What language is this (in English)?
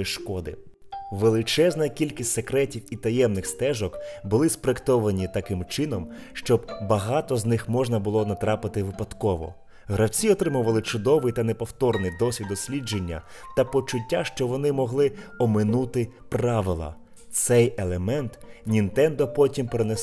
Ukrainian